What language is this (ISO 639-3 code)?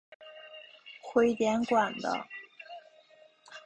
zho